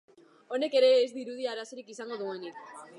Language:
Basque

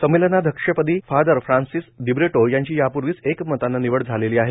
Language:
Marathi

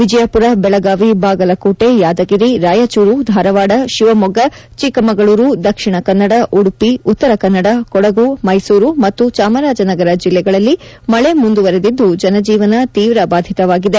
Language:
Kannada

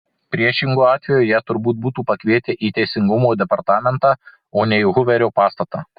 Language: Lithuanian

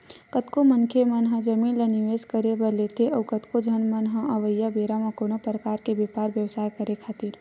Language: Chhattisgarhi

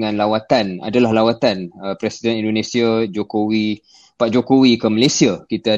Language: Malay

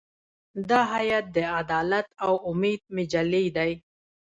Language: Pashto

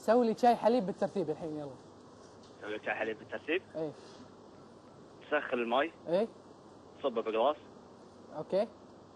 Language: Arabic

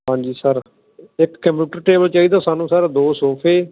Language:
Punjabi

